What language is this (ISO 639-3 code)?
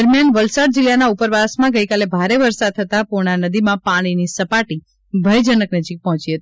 guj